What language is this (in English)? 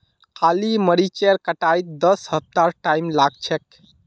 Magahi